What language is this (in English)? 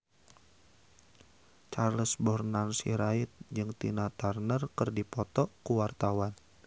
Sundanese